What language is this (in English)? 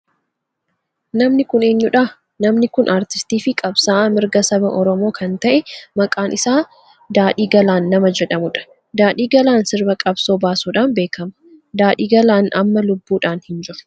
Oromo